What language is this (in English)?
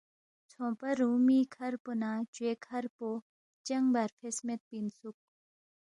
Balti